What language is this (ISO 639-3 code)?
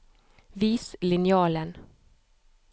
nor